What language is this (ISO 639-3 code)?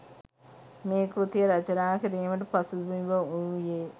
sin